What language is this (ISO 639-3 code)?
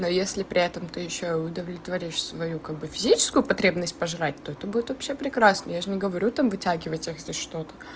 rus